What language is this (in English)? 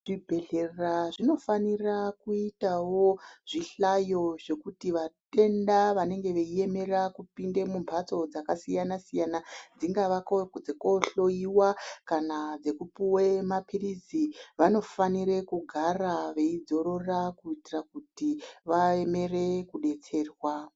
Ndau